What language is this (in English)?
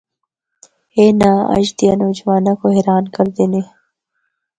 Northern Hindko